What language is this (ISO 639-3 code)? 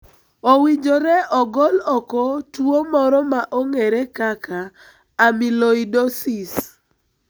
luo